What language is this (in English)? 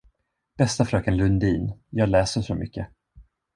Swedish